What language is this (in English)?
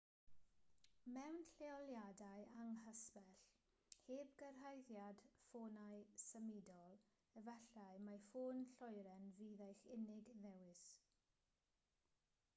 Welsh